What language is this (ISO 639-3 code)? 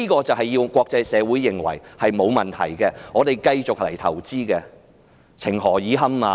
yue